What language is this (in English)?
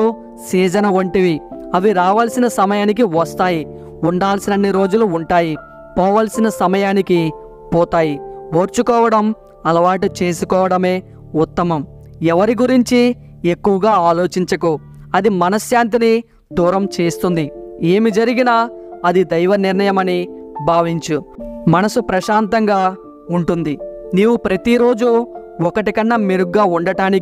Telugu